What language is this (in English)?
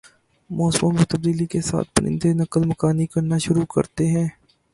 Urdu